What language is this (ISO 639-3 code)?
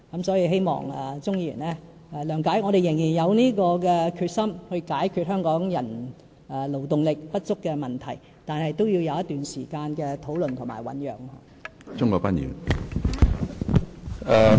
yue